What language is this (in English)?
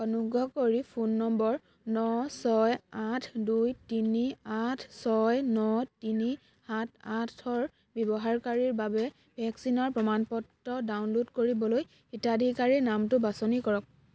Assamese